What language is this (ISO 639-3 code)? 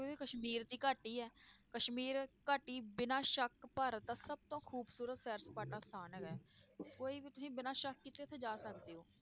pan